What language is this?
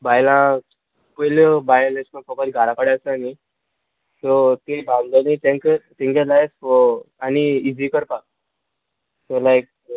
Konkani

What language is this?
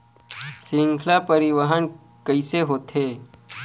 Chhattisgarhi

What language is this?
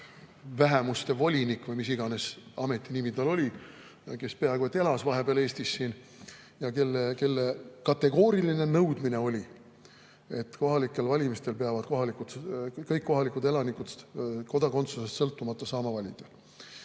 Estonian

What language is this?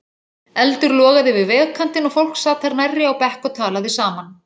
Icelandic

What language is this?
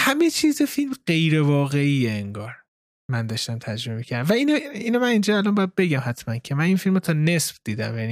Persian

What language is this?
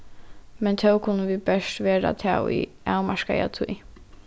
Faroese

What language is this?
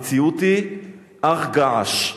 Hebrew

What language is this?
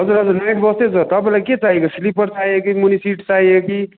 Nepali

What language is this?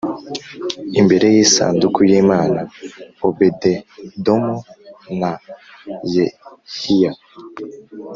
Kinyarwanda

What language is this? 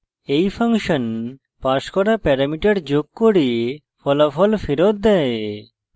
Bangla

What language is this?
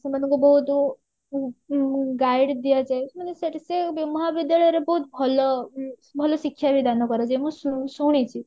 Odia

